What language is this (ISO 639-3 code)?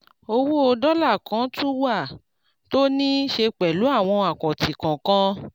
yor